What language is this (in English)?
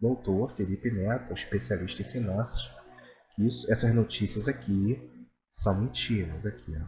Portuguese